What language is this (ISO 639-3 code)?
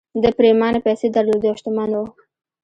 pus